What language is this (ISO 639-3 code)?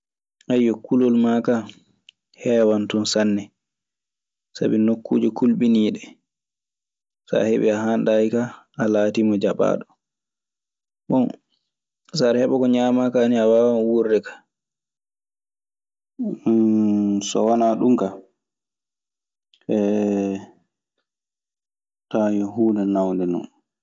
ffm